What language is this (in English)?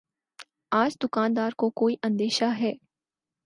Urdu